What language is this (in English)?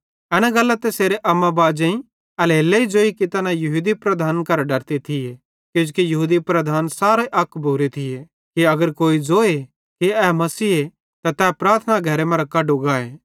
Bhadrawahi